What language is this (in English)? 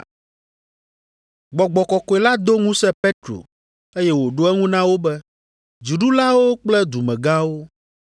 Ewe